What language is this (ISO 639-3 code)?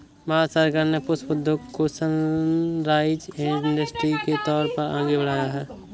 hin